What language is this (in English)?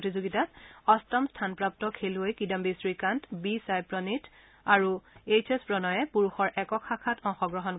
Assamese